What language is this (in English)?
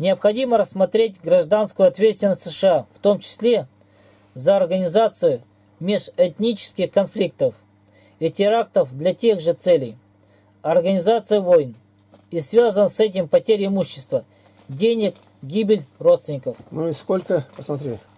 Russian